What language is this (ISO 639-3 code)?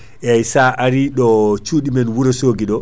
ful